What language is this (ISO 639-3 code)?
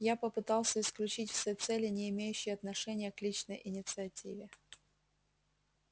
rus